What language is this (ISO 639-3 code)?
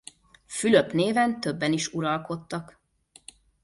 hun